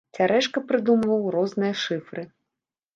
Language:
Belarusian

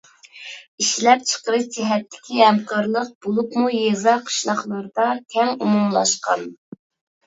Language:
Uyghur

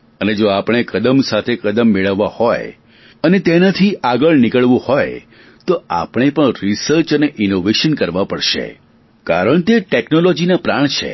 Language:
Gujarati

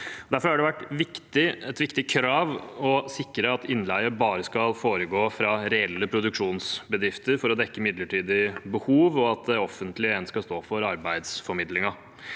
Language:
Norwegian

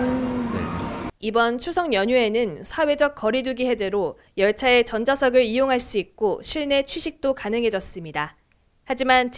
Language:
Korean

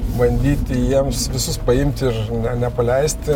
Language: Lithuanian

